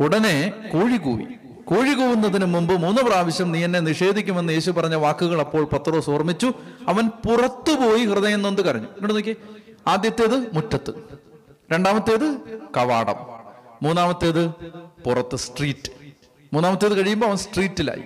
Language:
Malayalam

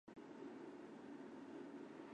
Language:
Chinese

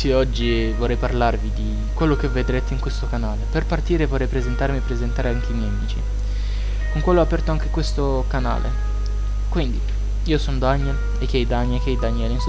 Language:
Italian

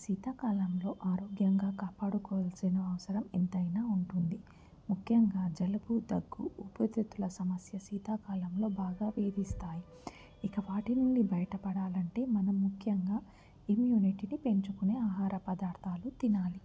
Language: Telugu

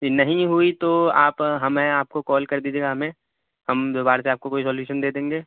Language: Urdu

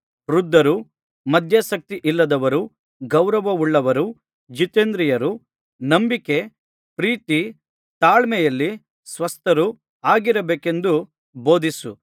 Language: Kannada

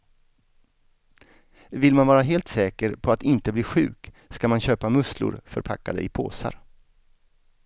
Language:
Swedish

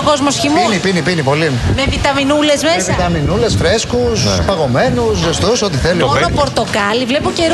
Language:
Greek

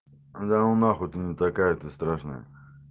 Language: Russian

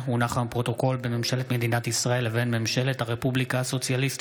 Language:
Hebrew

